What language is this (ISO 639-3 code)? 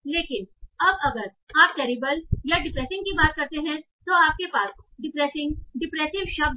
hin